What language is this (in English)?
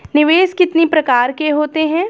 Hindi